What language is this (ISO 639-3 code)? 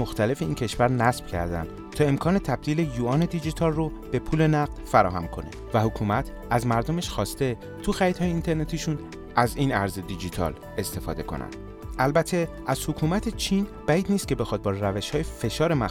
fas